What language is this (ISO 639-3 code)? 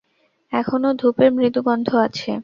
ben